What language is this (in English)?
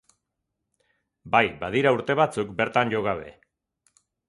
Basque